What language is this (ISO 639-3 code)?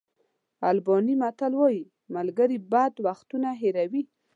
pus